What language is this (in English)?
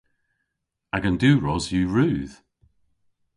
Cornish